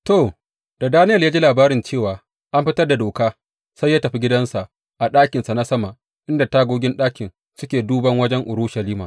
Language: Hausa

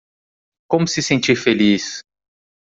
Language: Portuguese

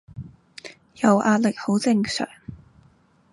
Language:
Cantonese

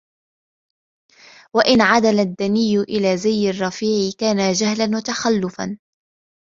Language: Arabic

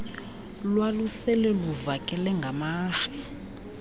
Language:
Xhosa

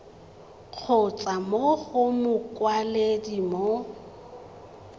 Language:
Tswana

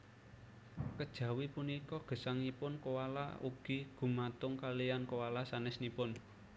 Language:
Javanese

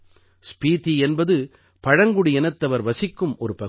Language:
Tamil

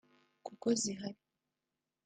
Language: Kinyarwanda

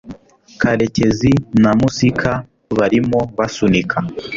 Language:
Kinyarwanda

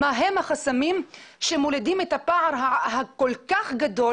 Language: Hebrew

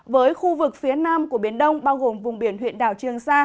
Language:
Vietnamese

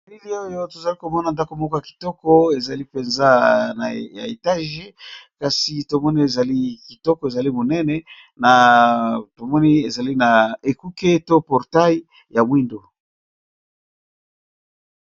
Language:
Lingala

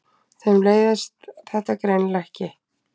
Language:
Icelandic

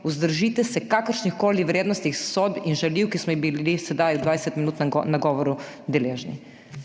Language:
Slovenian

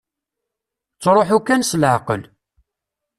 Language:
Kabyle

